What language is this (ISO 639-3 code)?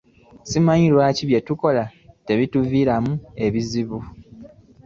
lug